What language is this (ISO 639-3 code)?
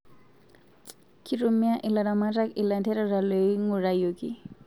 mas